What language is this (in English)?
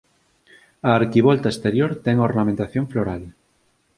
Galician